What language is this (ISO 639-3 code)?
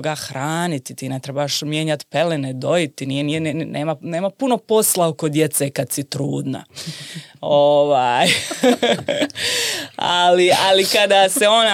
hrv